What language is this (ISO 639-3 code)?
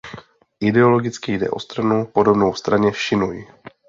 ces